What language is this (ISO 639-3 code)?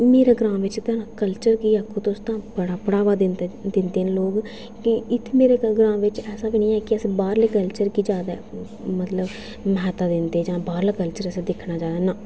doi